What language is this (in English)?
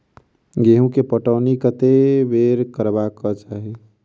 Maithili